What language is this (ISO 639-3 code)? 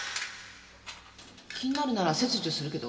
jpn